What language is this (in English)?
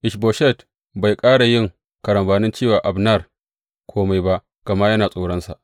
Hausa